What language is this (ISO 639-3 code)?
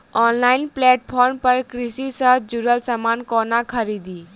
mai